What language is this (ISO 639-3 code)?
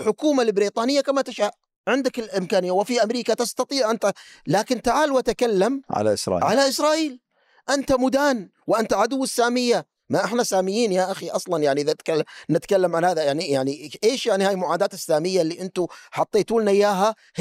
ara